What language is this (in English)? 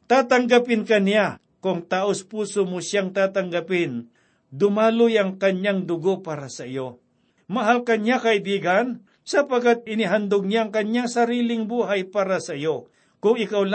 Filipino